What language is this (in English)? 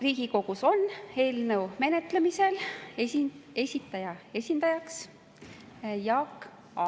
Estonian